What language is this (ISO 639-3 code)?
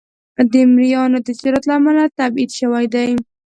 pus